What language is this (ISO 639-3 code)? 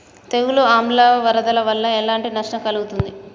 tel